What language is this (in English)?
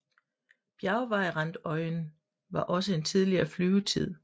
Danish